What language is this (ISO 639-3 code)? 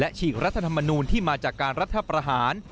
tha